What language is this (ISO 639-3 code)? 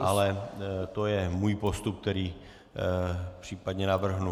ces